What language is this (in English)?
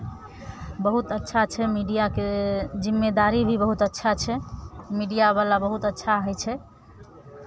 Maithili